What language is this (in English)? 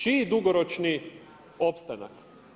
Croatian